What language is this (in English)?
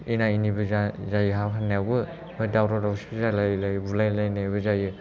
Bodo